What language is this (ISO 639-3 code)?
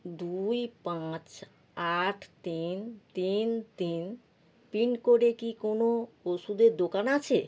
ben